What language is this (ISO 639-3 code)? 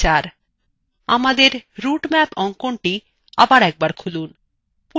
ben